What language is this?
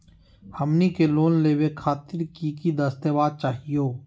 Magahi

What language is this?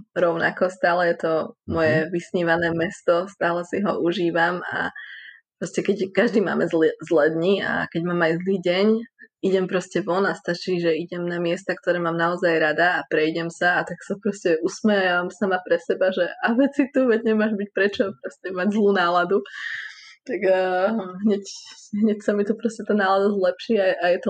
Slovak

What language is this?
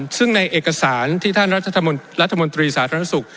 Thai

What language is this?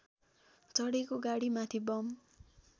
Nepali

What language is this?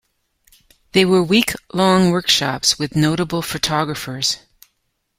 English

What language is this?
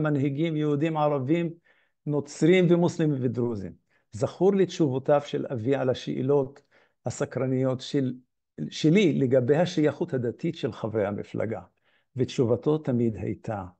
Hebrew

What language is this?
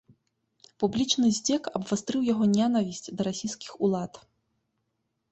Belarusian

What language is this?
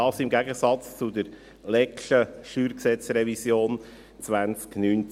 Swiss German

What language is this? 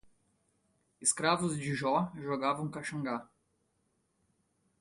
Portuguese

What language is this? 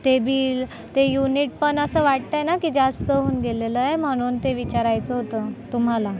Marathi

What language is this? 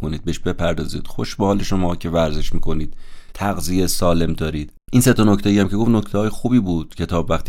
Persian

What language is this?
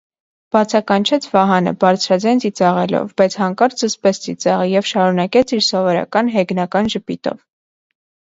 Armenian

